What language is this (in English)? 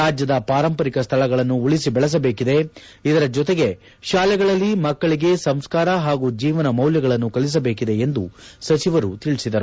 Kannada